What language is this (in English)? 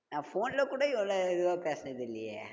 Tamil